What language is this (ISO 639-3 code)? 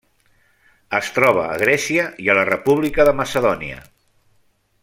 cat